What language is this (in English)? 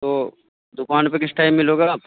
Urdu